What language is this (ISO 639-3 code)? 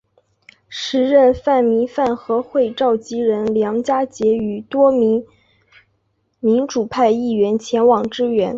zho